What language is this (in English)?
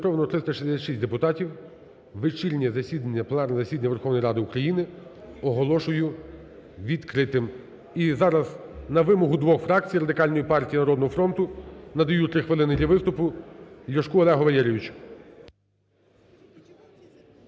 Ukrainian